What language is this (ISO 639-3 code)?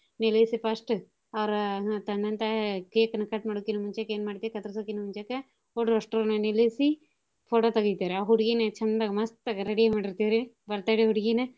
kan